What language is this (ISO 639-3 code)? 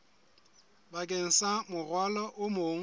sot